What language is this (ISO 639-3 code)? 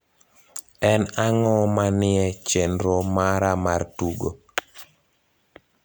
luo